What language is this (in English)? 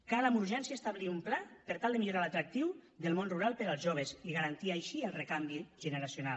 Catalan